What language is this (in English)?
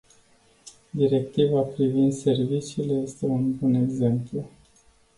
Romanian